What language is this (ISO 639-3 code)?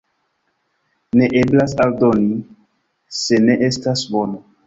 epo